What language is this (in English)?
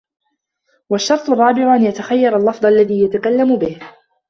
Arabic